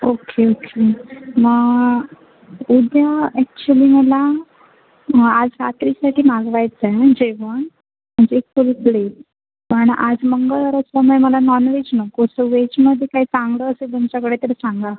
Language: Marathi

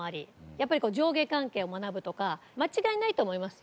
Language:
Japanese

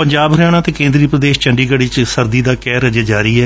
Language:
Punjabi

